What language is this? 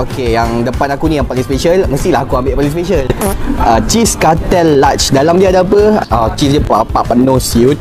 Malay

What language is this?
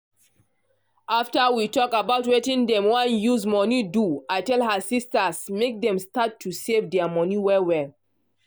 Nigerian Pidgin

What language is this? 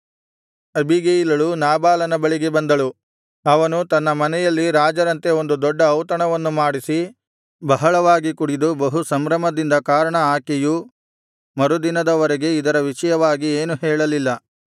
Kannada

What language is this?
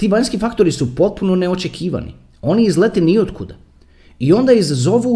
Croatian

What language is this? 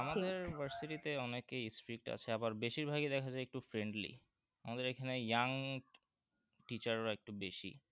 Bangla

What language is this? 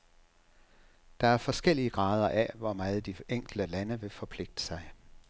Danish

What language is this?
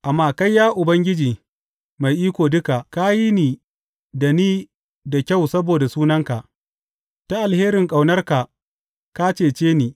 Hausa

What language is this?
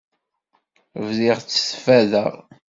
Kabyle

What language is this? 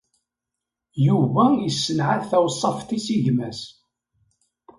Kabyle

